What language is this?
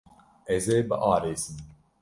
Kurdish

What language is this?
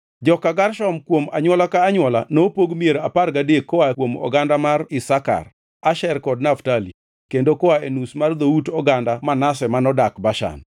Luo (Kenya and Tanzania)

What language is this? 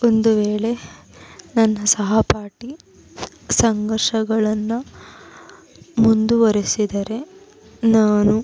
Kannada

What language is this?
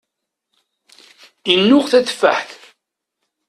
Kabyle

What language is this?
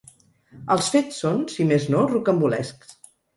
Catalan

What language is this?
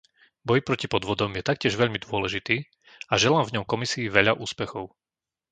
Slovak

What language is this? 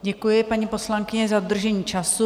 Czech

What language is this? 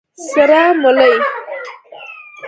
Pashto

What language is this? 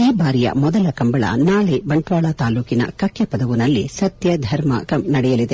Kannada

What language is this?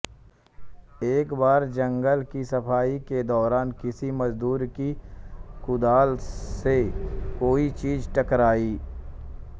Hindi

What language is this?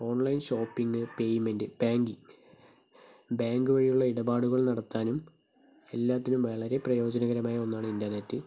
Malayalam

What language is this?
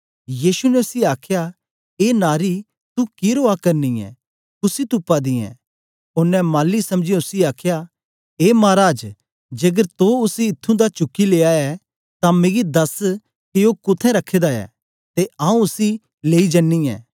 Dogri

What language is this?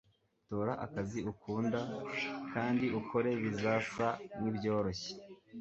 Kinyarwanda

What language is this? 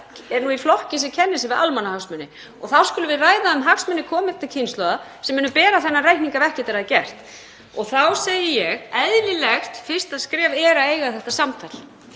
Icelandic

